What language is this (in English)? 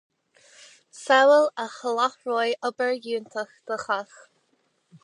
Irish